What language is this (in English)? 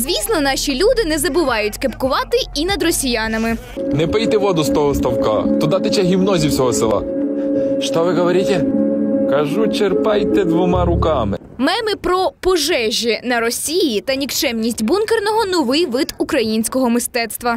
Ukrainian